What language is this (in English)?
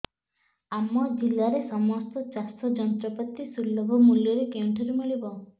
Odia